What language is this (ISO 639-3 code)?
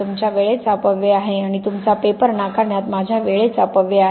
mar